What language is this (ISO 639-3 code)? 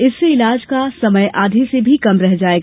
hin